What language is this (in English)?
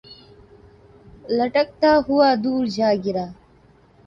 Urdu